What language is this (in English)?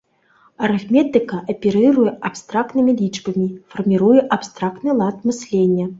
Belarusian